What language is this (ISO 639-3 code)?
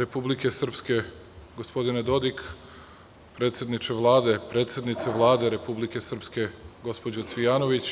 srp